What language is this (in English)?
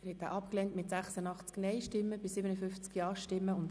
Swiss German